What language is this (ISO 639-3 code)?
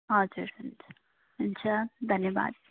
nep